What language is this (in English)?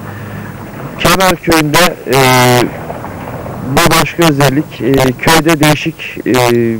Turkish